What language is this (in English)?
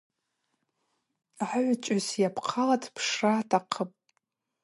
Abaza